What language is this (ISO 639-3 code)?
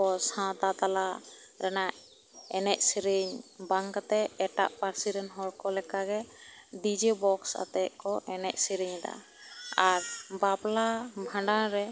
sat